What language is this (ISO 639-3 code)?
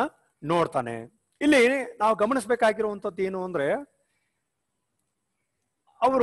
hin